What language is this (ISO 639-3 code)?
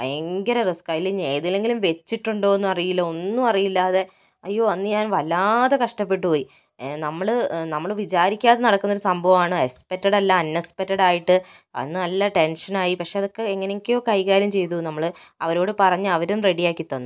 mal